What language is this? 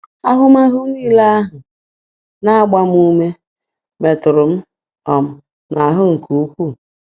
Igbo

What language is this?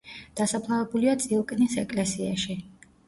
Georgian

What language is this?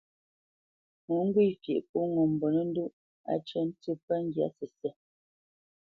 Bamenyam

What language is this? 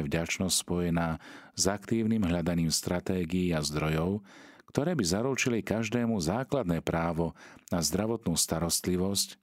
Slovak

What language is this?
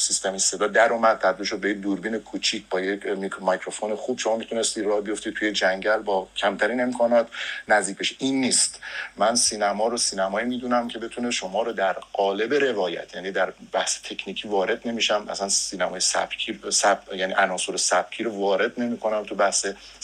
Persian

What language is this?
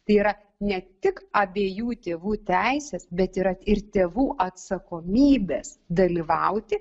Lithuanian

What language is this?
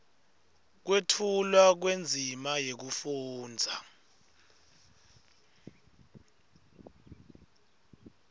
Swati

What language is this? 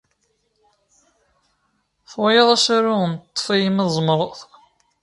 Kabyle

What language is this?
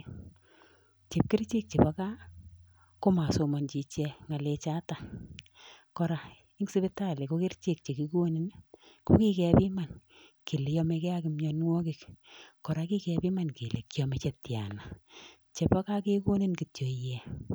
Kalenjin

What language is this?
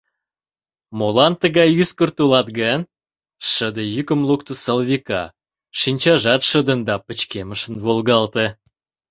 Mari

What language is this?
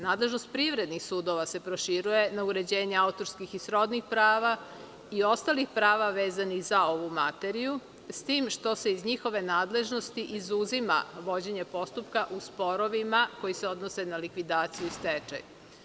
Serbian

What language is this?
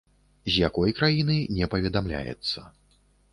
Belarusian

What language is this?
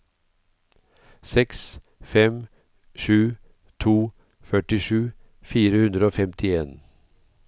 Norwegian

